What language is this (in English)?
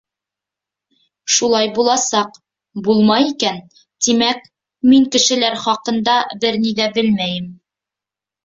Bashkir